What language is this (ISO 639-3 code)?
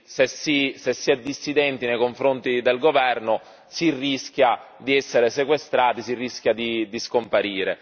ita